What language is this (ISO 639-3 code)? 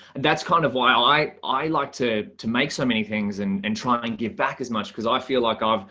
eng